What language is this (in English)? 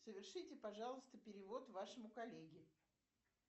Russian